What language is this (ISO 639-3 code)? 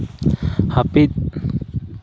sat